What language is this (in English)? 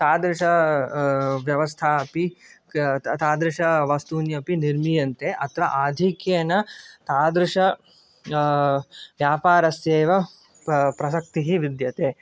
Sanskrit